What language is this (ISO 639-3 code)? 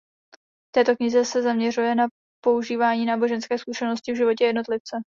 ces